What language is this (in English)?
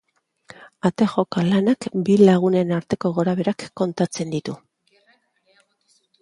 Basque